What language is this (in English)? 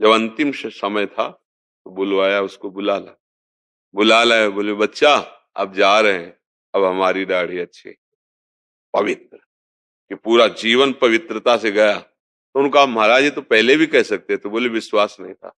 Hindi